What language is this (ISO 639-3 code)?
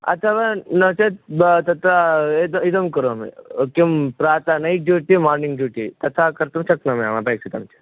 san